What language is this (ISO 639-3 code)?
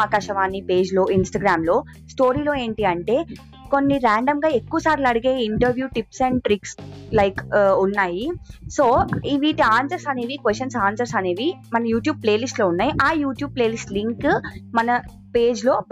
tel